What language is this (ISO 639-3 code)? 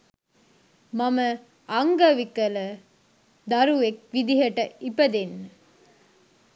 sin